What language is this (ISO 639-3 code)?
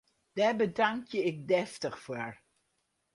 fry